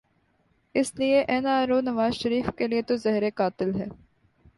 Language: Urdu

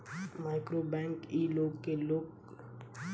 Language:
Bhojpuri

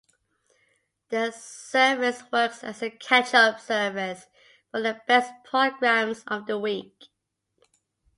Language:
English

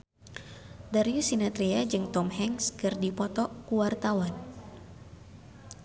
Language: Sundanese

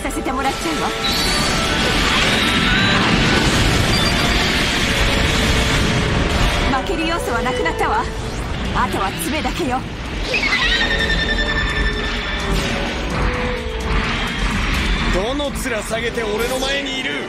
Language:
Japanese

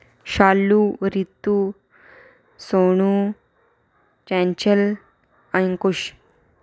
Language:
Dogri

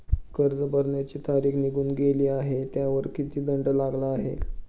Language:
Marathi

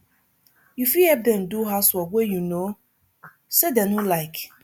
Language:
Nigerian Pidgin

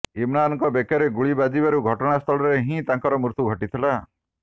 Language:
Odia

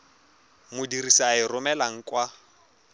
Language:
Tswana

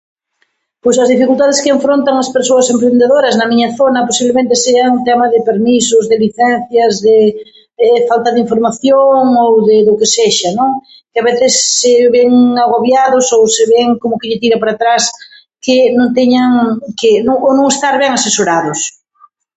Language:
Galician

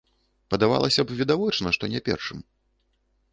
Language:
Belarusian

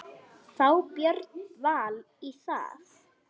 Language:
Icelandic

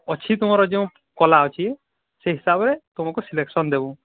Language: Odia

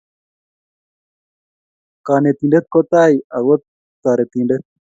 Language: Kalenjin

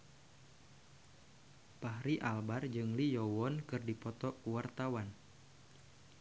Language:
Sundanese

